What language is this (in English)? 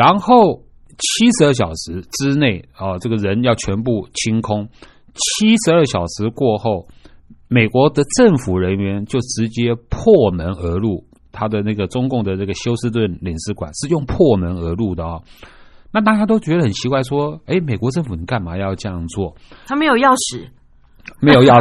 Chinese